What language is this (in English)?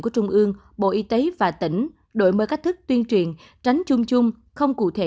Vietnamese